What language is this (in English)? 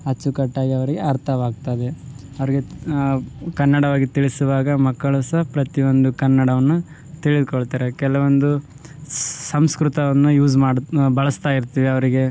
Kannada